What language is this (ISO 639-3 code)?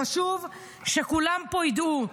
heb